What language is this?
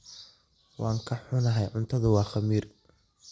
Somali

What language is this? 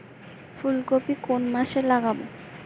Bangla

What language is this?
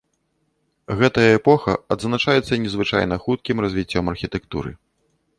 Belarusian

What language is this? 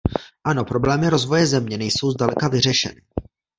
Czech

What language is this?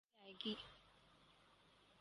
Urdu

